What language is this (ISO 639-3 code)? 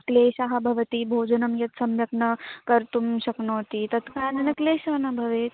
san